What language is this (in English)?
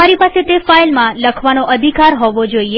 Gujarati